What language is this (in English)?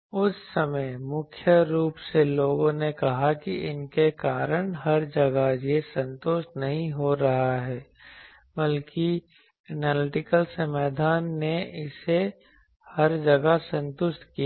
Hindi